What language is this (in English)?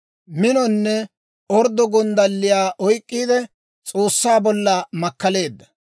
Dawro